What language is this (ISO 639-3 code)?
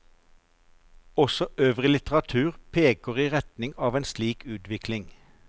nor